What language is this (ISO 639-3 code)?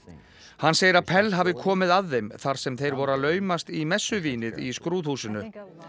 isl